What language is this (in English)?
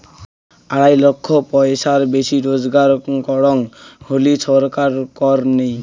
Bangla